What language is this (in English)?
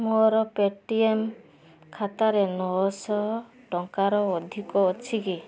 Odia